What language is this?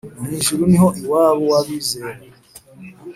Kinyarwanda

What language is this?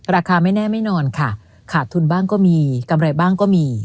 Thai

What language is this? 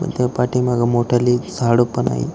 Marathi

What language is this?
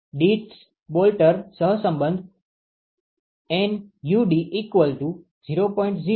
Gujarati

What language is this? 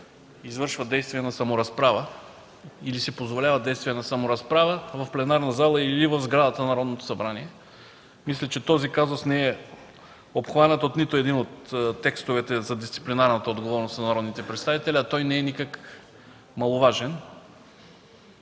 Bulgarian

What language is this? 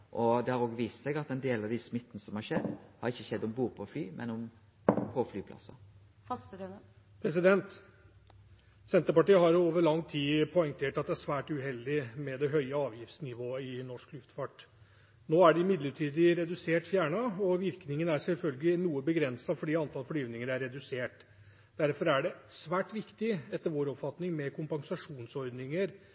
Norwegian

